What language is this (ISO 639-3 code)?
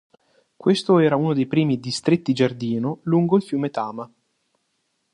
ita